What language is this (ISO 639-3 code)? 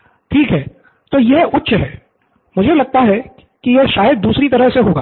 hin